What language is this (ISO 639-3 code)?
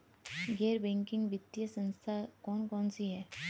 hin